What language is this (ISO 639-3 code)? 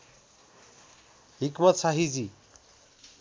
nep